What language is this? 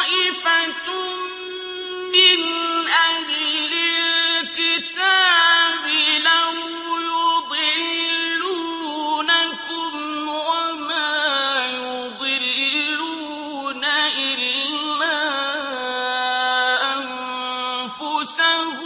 Arabic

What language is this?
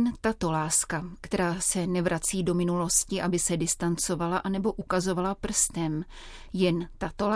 Czech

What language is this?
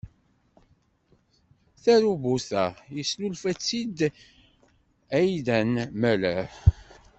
Kabyle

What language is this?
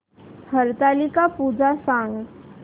Marathi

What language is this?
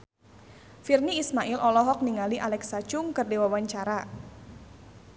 Sundanese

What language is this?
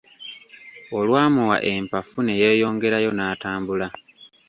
Ganda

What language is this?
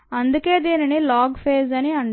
Telugu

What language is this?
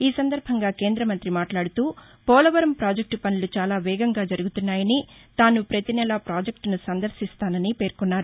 Telugu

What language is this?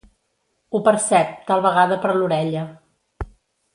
Catalan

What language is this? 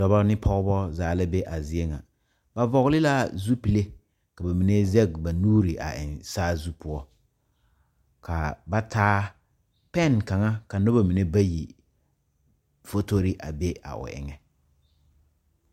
Southern Dagaare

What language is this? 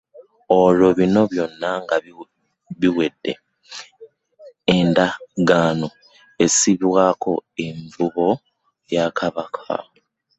Ganda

